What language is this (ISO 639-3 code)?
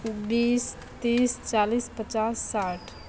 mai